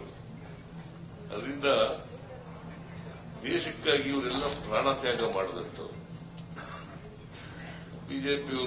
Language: Romanian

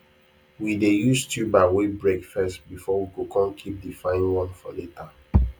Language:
Nigerian Pidgin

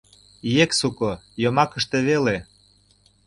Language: Mari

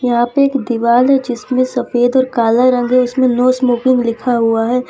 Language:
Hindi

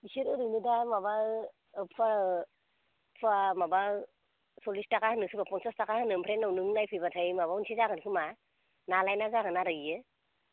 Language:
Bodo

